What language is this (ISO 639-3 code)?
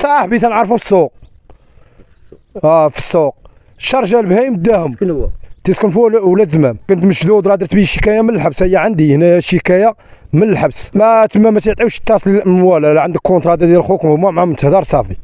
ara